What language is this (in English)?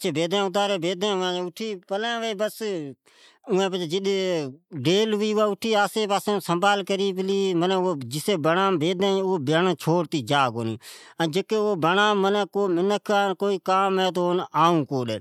Od